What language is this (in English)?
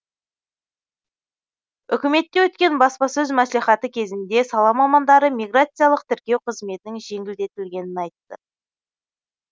Kazakh